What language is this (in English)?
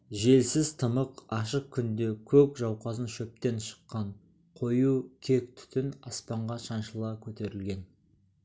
Kazakh